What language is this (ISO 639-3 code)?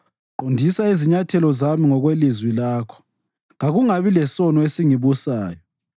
nde